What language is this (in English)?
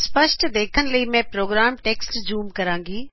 Punjabi